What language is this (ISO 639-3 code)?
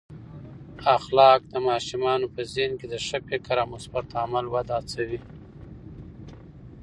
pus